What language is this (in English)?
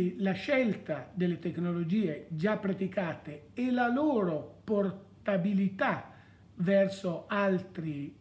Italian